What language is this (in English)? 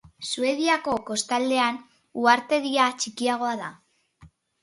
Basque